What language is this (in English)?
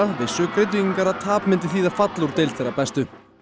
Icelandic